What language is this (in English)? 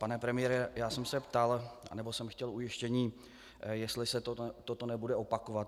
Czech